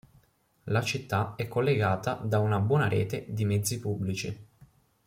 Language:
Italian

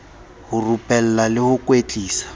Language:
Southern Sotho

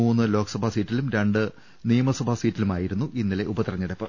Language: Malayalam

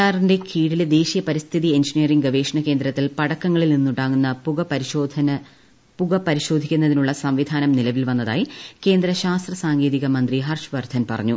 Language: Malayalam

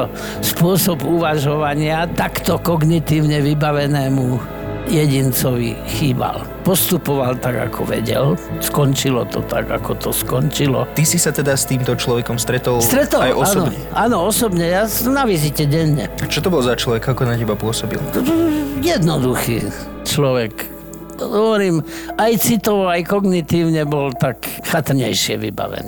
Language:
Slovak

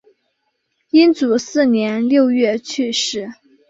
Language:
Chinese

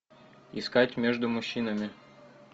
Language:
Russian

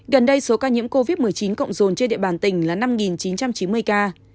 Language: Vietnamese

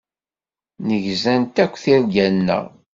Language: Kabyle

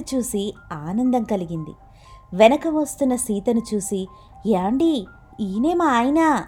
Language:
Telugu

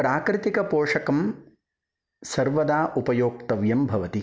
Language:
Sanskrit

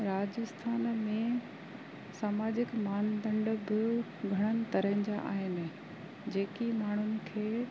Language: Sindhi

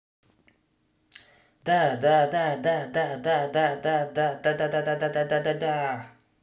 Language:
Russian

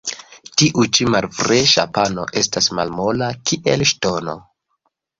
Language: Esperanto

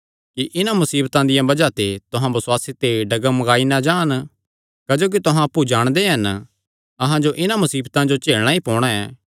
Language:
Kangri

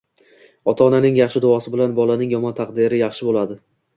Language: Uzbek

